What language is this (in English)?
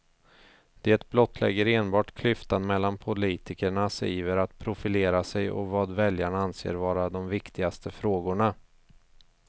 Swedish